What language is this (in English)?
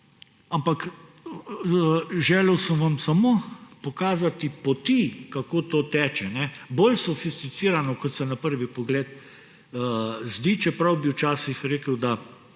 Slovenian